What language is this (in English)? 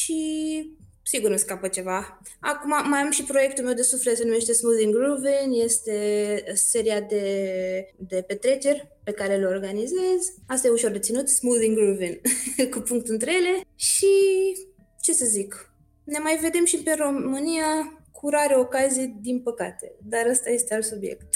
Romanian